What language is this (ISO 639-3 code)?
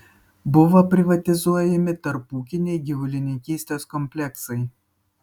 lit